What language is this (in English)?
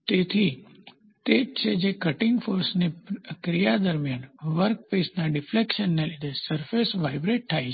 Gujarati